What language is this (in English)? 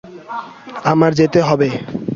Bangla